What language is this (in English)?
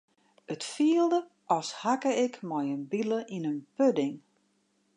Western Frisian